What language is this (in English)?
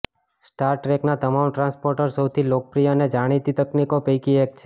Gujarati